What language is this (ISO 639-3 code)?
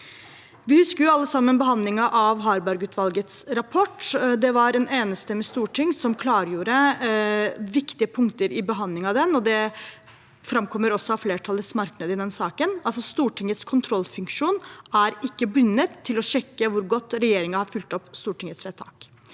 nor